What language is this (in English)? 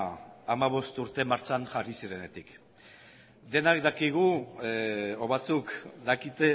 Basque